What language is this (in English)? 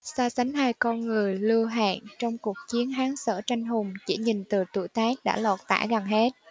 Vietnamese